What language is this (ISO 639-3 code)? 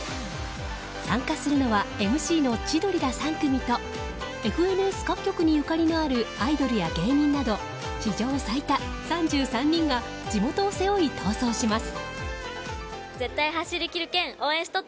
jpn